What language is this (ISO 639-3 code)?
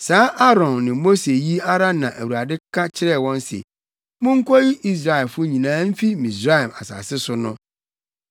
aka